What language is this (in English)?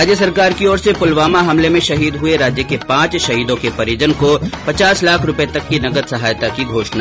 Hindi